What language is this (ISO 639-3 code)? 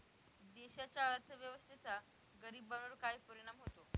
mar